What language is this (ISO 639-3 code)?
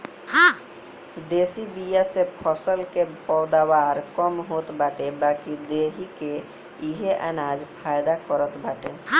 bho